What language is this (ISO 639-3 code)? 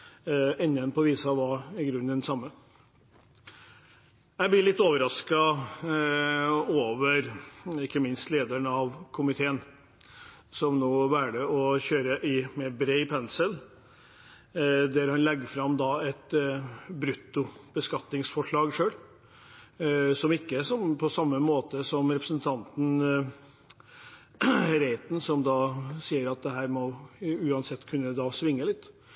nob